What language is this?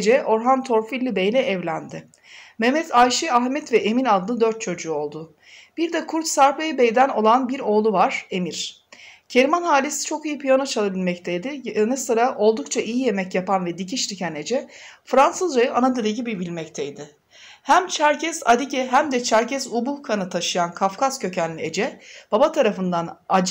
Turkish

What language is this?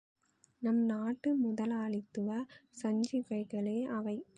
Tamil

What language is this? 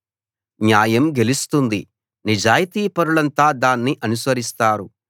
Telugu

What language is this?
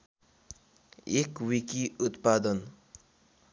Nepali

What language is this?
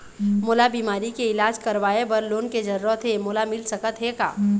Chhattisgarhi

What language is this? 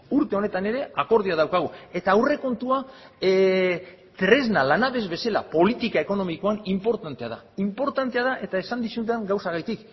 Basque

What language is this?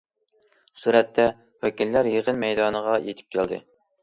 Uyghur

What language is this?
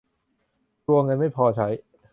Thai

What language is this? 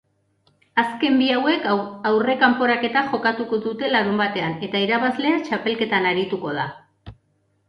Basque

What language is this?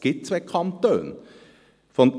Swiss German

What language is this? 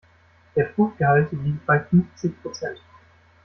German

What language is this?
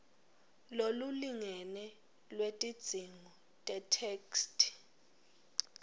Swati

